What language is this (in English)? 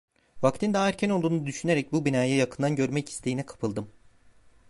Turkish